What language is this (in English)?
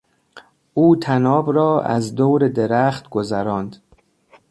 Persian